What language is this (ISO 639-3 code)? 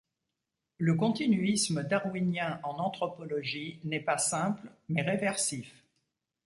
fra